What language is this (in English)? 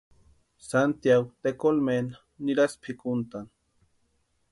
Western Highland Purepecha